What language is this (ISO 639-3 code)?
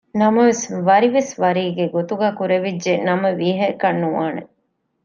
div